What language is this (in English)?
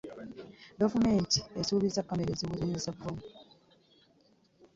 Ganda